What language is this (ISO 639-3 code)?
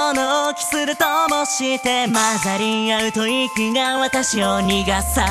tha